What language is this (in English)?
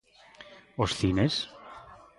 Galician